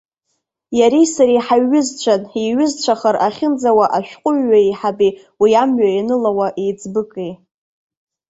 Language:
Abkhazian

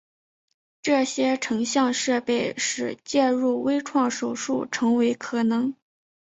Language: Chinese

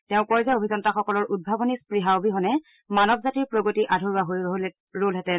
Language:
Assamese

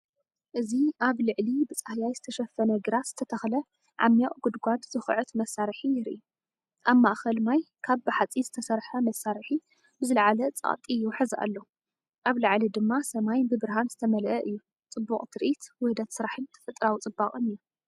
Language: Tigrinya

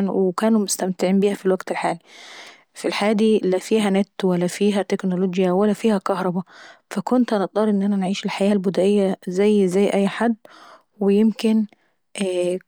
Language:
Saidi Arabic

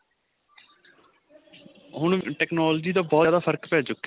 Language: Punjabi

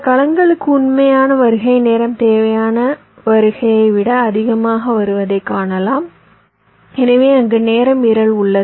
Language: Tamil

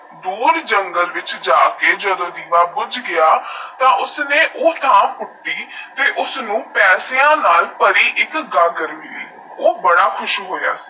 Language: Punjabi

